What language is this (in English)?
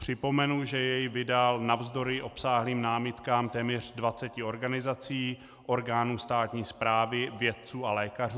Czech